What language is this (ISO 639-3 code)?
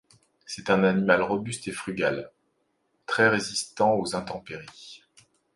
fra